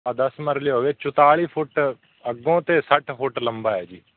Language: Punjabi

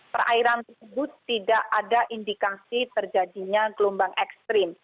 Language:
Indonesian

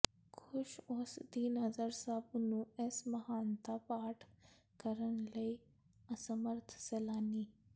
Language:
Punjabi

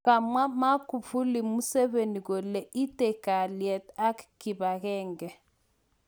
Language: Kalenjin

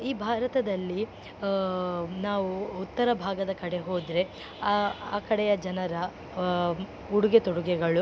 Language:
Kannada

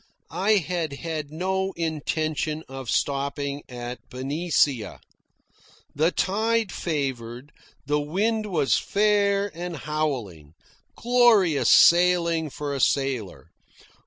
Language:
English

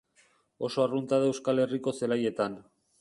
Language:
Basque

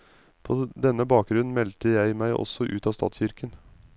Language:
Norwegian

